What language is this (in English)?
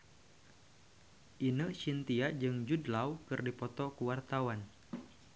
Sundanese